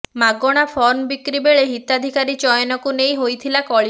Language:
Odia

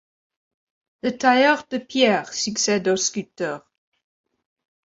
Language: French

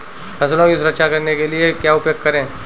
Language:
Hindi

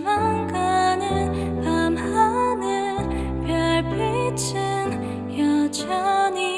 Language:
Korean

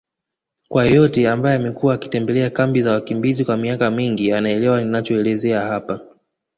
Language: Swahili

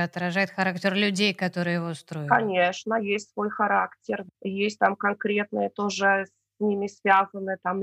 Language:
Russian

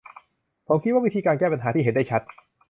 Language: Thai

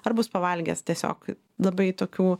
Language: Lithuanian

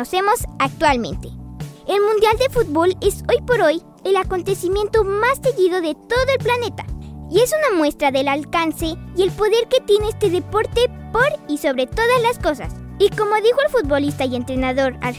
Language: Spanish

